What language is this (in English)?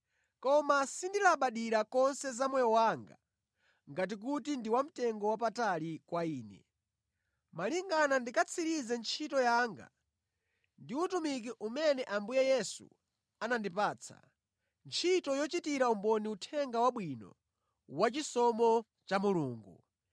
Nyanja